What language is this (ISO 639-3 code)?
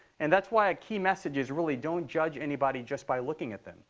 eng